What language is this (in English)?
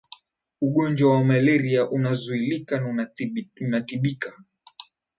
Swahili